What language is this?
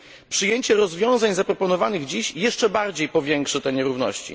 Polish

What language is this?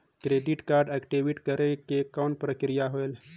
Chhattisgarhi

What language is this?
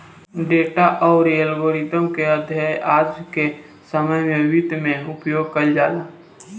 Bhojpuri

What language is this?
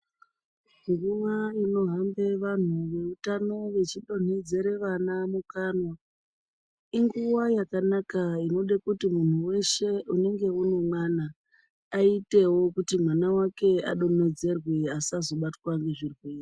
Ndau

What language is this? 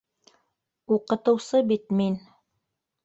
Bashkir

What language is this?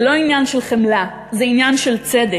Hebrew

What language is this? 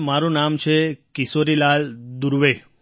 Gujarati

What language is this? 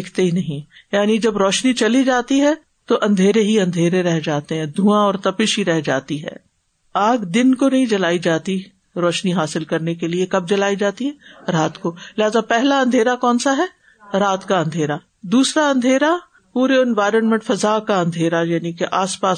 Urdu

